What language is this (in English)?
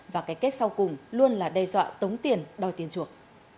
Vietnamese